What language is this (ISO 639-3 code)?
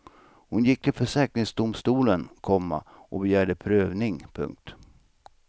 swe